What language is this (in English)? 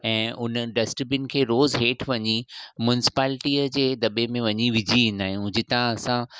Sindhi